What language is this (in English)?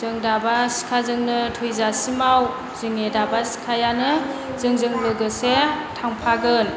Bodo